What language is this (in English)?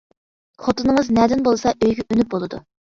Uyghur